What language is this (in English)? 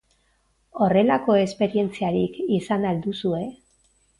Basque